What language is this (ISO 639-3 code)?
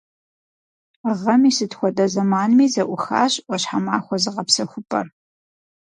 kbd